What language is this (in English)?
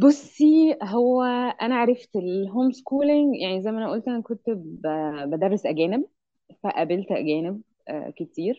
Arabic